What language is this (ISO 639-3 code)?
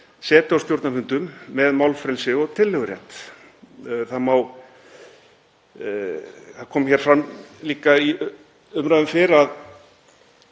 isl